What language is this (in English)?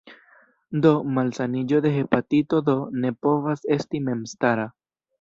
Esperanto